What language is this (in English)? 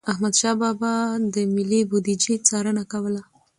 Pashto